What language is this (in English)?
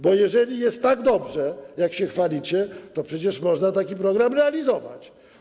Polish